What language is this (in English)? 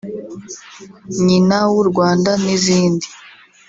Kinyarwanda